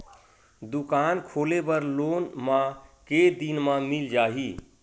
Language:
Chhattisgarhi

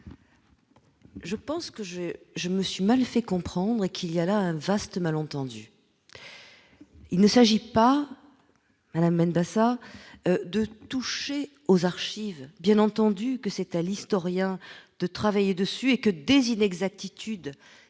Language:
French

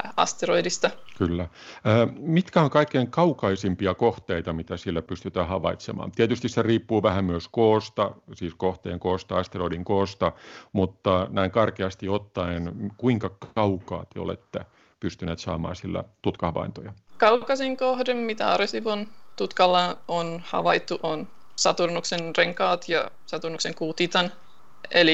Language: Finnish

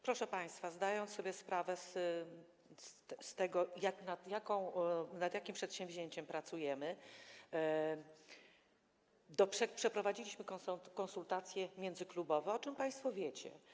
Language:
Polish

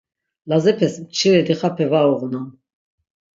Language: Laz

